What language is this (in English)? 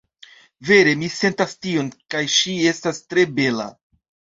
Esperanto